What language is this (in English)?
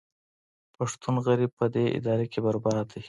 Pashto